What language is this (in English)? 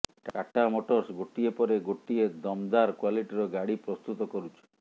Odia